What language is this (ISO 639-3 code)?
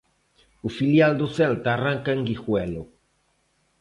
glg